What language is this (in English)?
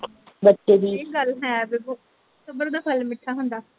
Punjabi